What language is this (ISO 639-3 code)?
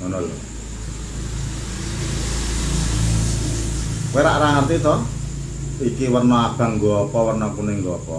ind